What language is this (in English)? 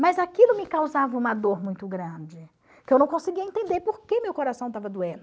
Portuguese